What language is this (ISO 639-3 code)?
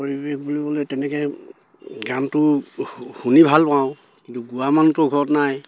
asm